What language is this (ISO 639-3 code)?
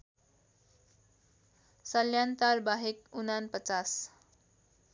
nep